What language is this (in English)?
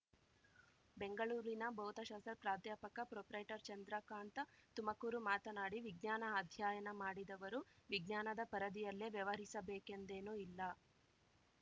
Kannada